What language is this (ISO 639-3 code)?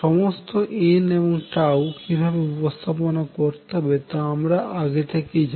ben